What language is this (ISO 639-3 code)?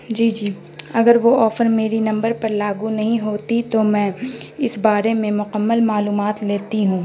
urd